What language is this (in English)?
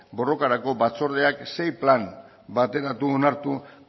Basque